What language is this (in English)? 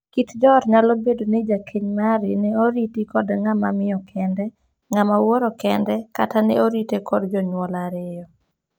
Luo (Kenya and Tanzania)